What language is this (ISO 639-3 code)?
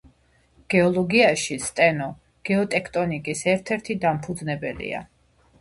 kat